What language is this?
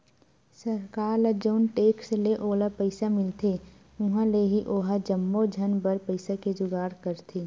Chhattisgarhi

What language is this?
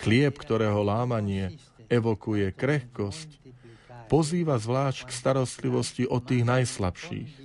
Slovak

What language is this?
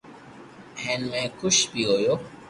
Loarki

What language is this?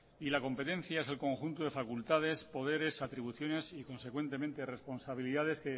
Spanish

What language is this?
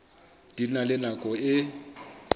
Southern Sotho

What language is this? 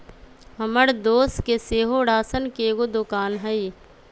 Magahi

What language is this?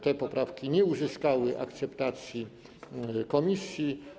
Polish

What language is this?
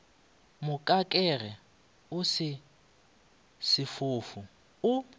Northern Sotho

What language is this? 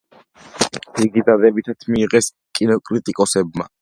Georgian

